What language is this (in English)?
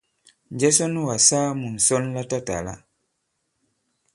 Bankon